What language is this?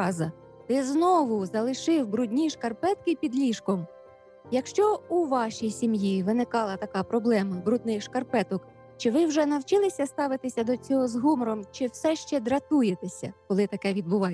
Ukrainian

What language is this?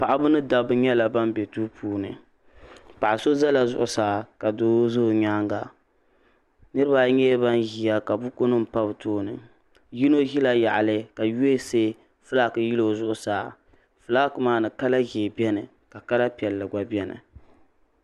Dagbani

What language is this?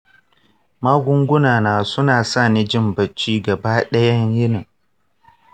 Hausa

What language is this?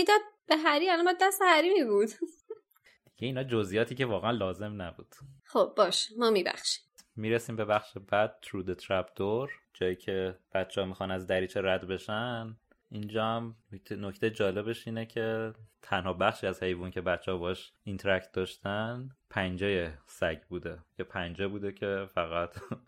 Persian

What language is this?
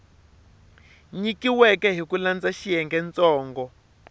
Tsonga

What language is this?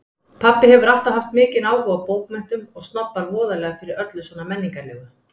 Icelandic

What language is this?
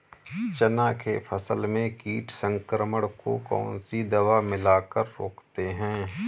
Hindi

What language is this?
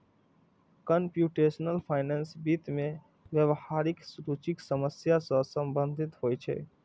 Maithili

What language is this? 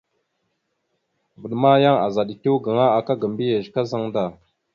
Mada (Cameroon)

